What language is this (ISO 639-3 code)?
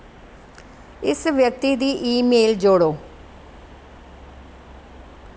doi